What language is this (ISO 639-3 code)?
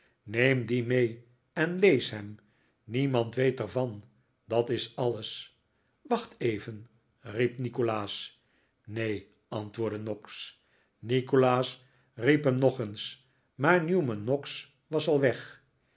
nld